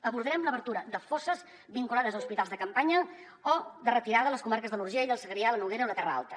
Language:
Catalan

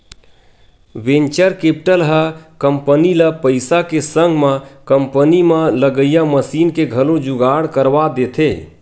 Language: Chhattisgarhi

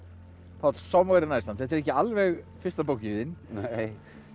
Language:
Icelandic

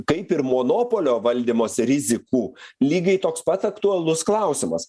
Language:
Lithuanian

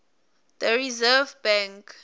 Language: Swati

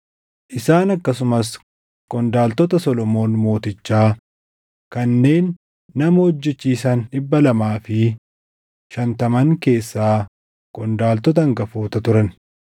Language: Oromo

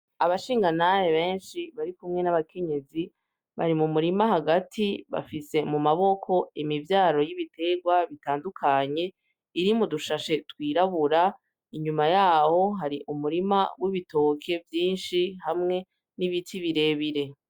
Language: Rundi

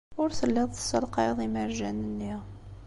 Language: Kabyle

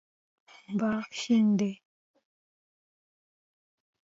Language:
Pashto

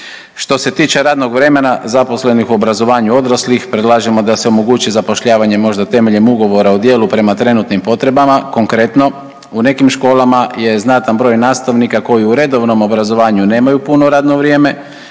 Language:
Croatian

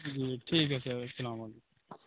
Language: Urdu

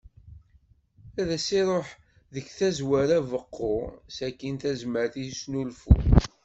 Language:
Kabyle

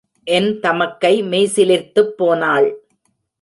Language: Tamil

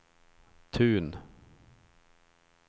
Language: Swedish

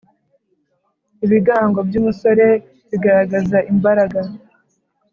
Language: Kinyarwanda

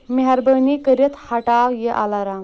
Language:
Kashmiri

